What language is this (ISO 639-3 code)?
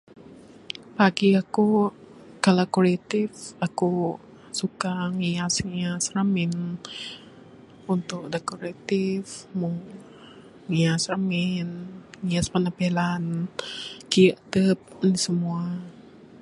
sdo